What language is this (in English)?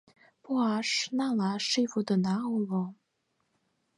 Mari